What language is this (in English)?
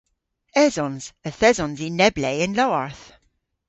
Cornish